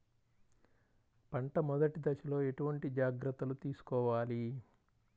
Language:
Telugu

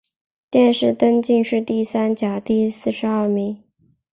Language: Chinese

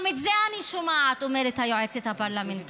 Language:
Hebrew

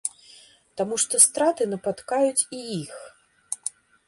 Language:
Belarusian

